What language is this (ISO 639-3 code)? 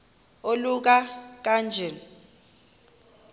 xho